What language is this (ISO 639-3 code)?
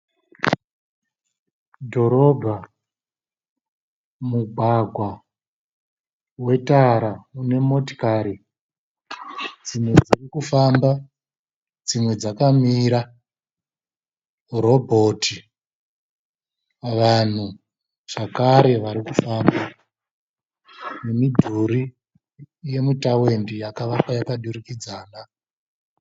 sna